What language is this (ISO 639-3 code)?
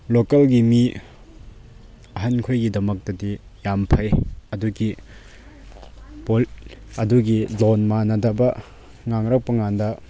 mni